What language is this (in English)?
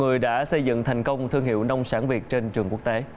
Vietnamese